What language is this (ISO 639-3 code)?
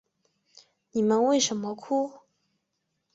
zho